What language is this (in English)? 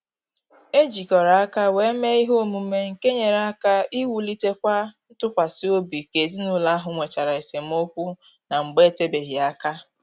Igbo